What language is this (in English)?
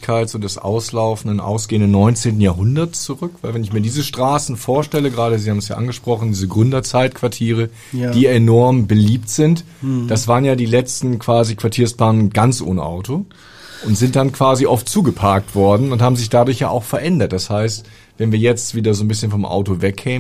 German